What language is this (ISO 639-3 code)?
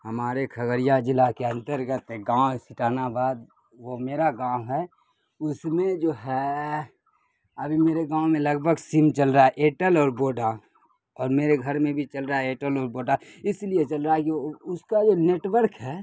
urd